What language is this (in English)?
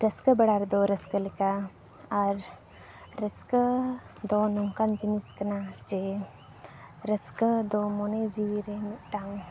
Santali